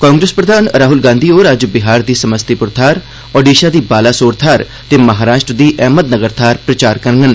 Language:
Dogri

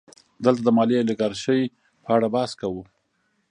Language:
Pashto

